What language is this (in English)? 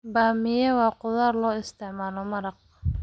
Somali